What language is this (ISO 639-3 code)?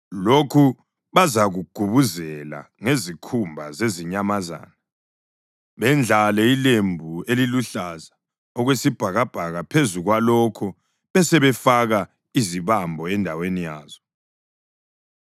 nde